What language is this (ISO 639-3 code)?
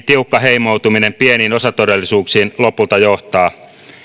fin